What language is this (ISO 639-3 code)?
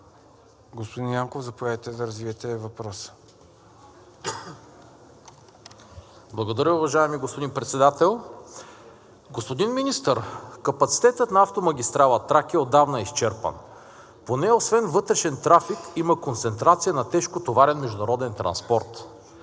bul